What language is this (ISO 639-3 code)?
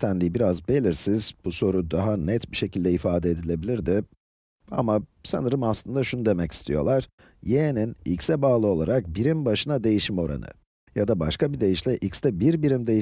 tur